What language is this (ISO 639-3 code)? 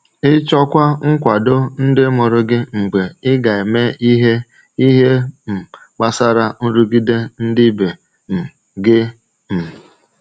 ibo